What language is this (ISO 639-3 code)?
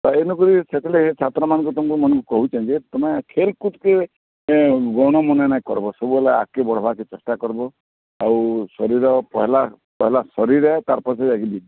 ori